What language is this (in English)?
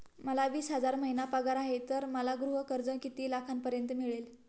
Marathi